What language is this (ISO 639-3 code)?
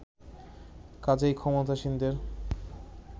ben